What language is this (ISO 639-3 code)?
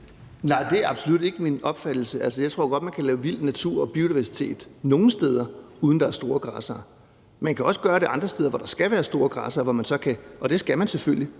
dan